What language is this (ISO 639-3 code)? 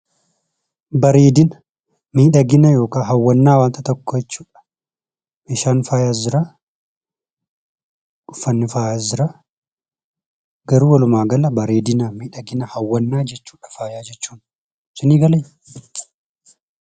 orm